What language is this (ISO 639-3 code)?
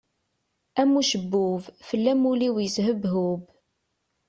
kab